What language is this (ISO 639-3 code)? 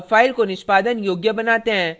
hin